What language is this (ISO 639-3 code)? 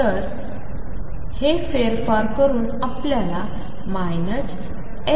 mar